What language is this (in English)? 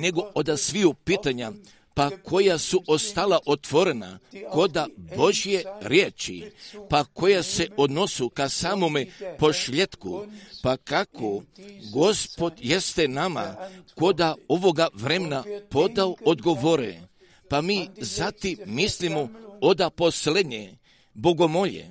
Croatian